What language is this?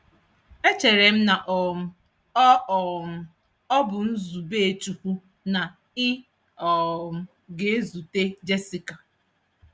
Igbo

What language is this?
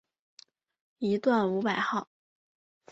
Chinese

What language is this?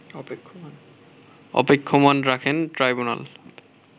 Bangla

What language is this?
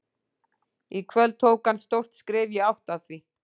Icelandic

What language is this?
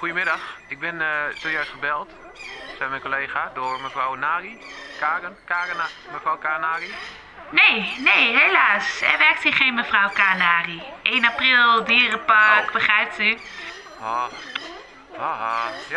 Dutch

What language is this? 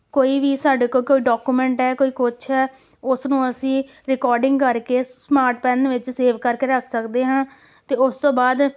Punjabi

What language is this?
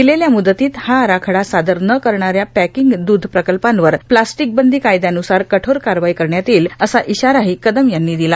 Marathi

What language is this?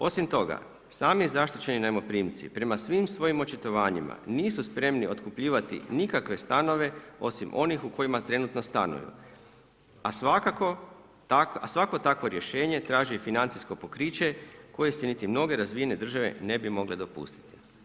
Croatian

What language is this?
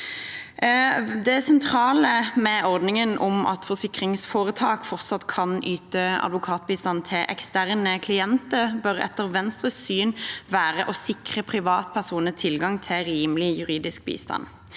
Norwegian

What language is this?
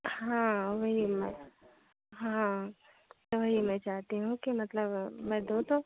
Hindi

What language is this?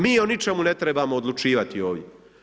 Croatian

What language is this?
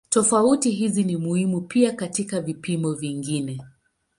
Swahili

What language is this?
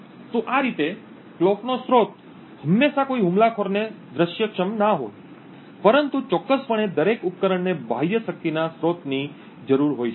Gujarati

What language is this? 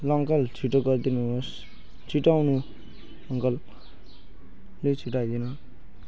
Nepali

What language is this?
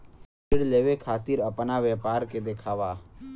Bhojpuri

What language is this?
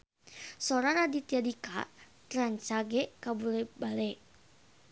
Sundanese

